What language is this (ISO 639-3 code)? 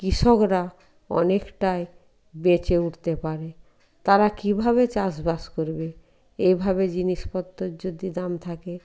ben